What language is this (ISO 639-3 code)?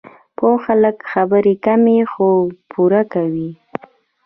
pus